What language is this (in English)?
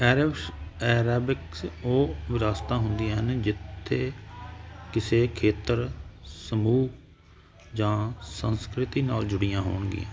Punjabi